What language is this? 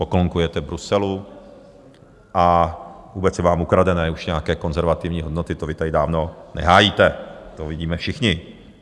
Czech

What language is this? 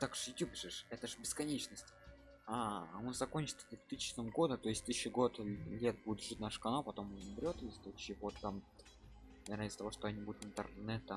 Russian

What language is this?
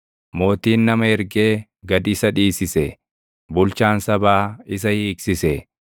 Oromo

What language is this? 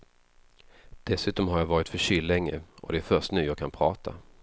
Swedish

